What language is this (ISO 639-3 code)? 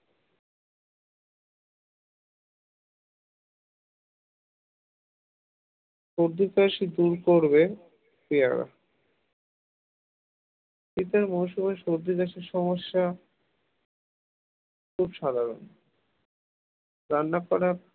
ben